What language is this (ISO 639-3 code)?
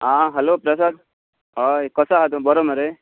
kok